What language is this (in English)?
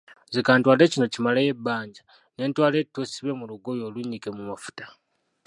Ganda